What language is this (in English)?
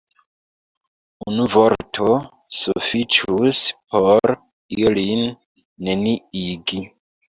Esperanto